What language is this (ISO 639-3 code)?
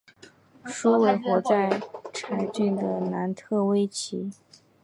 zho